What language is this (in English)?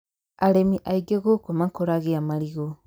Kikuyu